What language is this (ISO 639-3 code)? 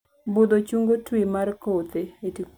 luo